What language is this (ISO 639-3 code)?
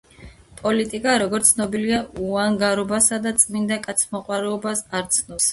kat